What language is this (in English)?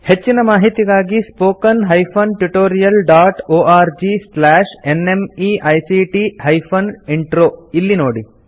Kannada